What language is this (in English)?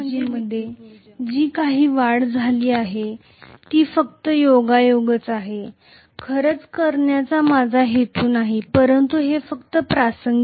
Marathi